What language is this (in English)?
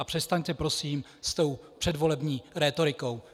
Czech